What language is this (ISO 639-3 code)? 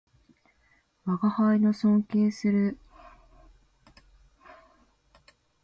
jpn